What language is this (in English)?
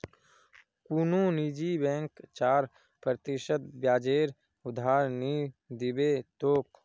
Magahi